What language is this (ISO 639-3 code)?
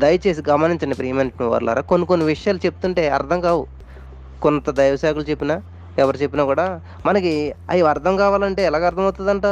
tel